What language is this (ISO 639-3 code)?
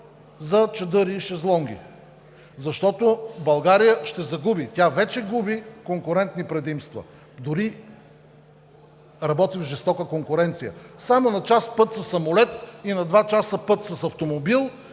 bul